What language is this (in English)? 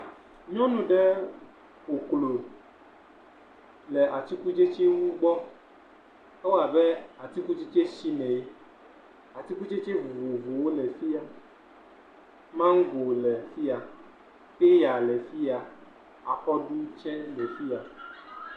Ewe